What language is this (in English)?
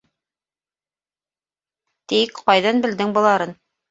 Bashkir